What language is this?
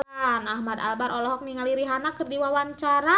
Sundanese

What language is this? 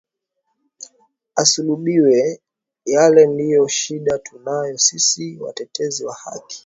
Swahili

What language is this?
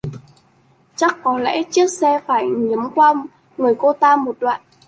Vietnamese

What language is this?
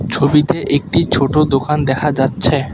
Bangla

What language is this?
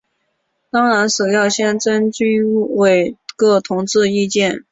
Chinese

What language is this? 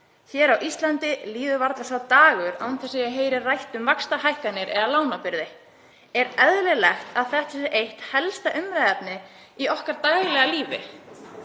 Icelandic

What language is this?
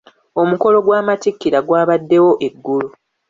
Ganda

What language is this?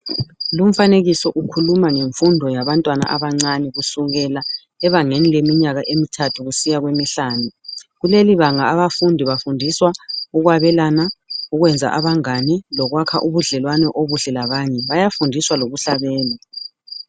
North Ndebele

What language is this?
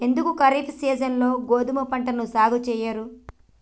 Telugu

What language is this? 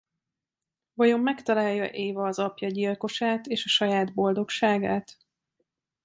Hungarian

